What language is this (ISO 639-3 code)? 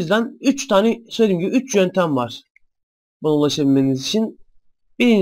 tur